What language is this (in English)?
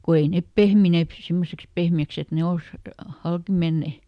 Finnish